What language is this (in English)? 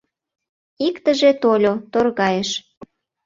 Mari